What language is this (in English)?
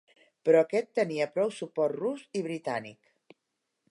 Catalan